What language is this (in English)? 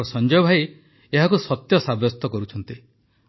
Odia